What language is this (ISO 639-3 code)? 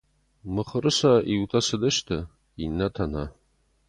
oss